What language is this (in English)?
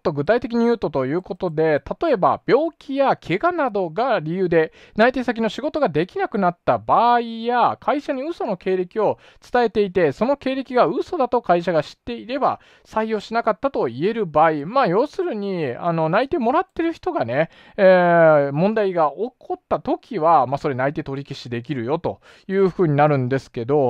Japanese